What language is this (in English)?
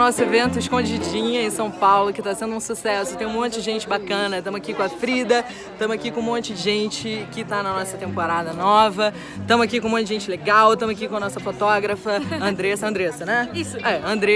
Portuguese